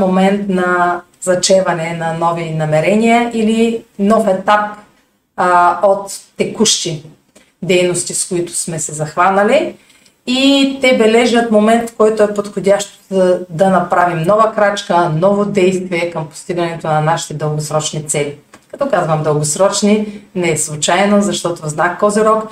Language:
Bulgarian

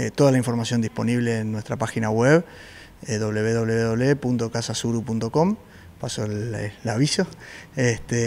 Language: Spanish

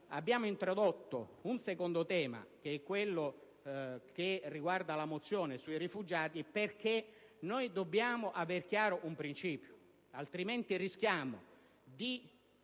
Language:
Italian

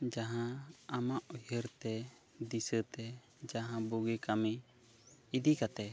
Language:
Santali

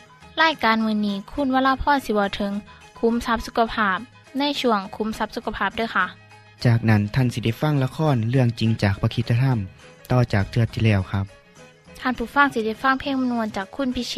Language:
Thai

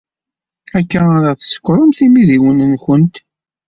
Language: Kabyle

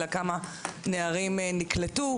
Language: Hebrew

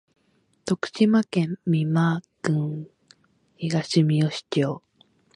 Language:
Japanese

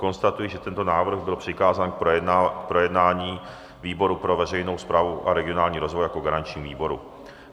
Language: Czech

